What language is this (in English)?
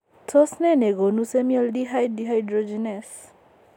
Kalenjin